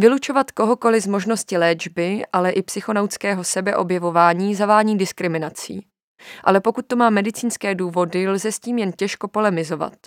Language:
Czech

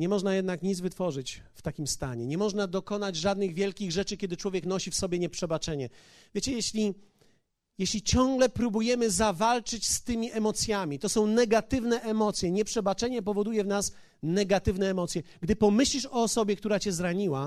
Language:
Polish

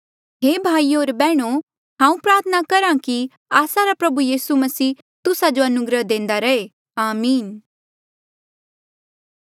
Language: Mandeali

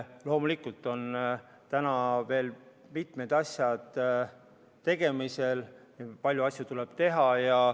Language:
Estonian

